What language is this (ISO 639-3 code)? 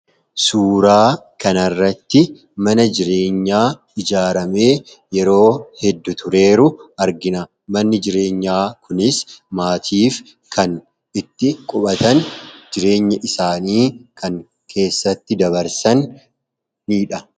orm